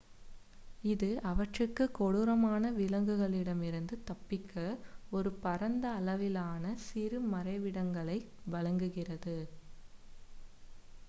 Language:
Tamil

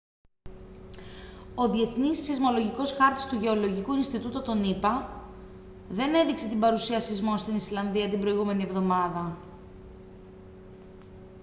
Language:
Greek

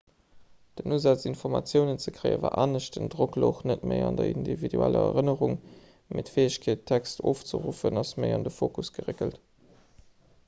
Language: Luxembourgish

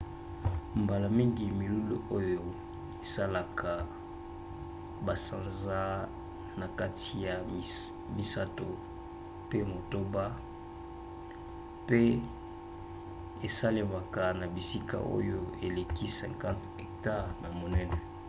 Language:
Lingala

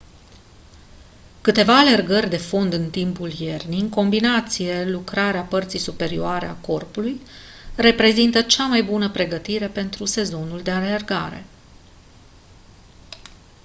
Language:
Romanian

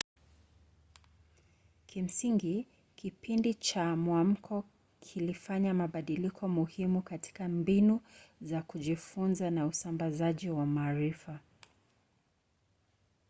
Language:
Swahili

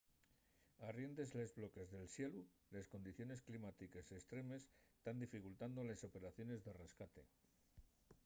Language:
Asturian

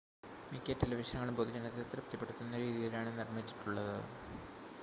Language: Malayalam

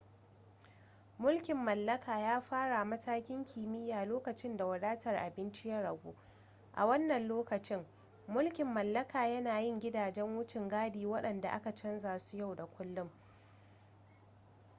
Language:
Hausa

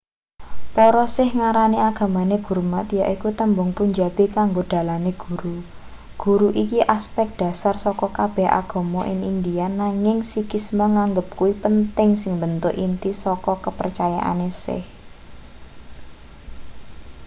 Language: Javanese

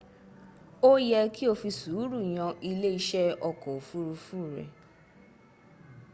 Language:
Yoruba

